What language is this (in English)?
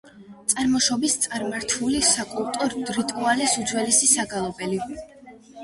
Georgian